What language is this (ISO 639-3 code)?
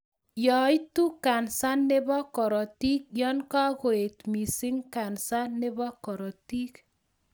kln